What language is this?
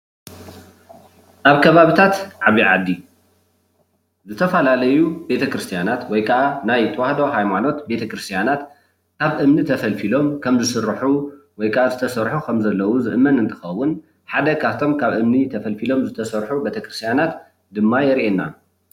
Tigrinya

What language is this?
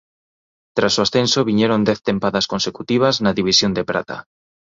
Galician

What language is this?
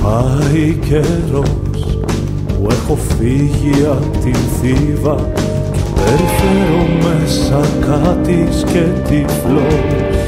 Greek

